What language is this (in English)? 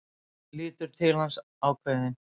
Icelandic